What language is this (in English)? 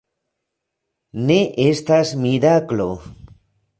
Esperanto